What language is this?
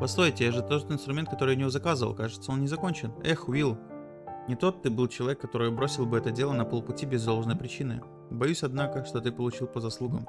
Russian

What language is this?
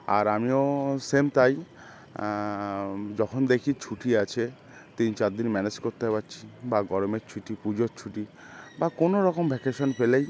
Bangla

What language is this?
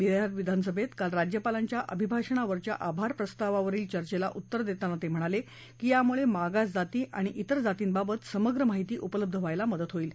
Marathi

